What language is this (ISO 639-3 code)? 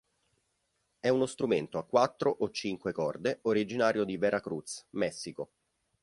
ita